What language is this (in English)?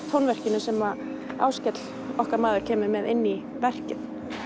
Icelandic